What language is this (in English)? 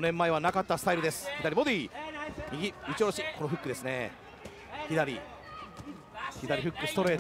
Japanese